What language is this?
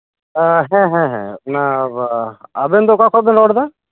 Santali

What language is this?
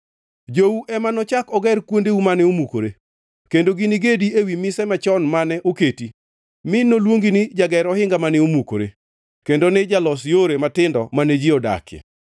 Luo (Kenya and Tanzania)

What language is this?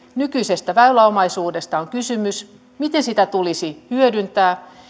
Finnish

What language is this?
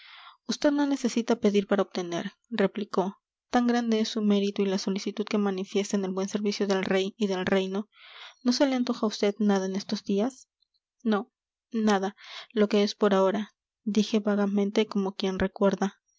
Spanish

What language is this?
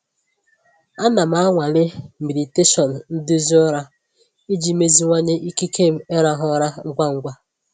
Igbo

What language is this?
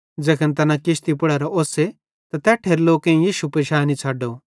Bhadrawahi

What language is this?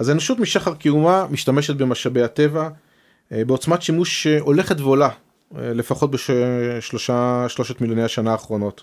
Hebrew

